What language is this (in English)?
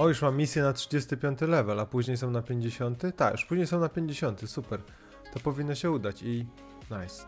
Polish